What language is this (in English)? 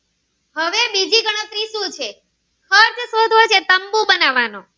Gujarati